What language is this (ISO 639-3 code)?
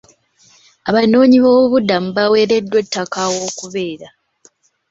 lug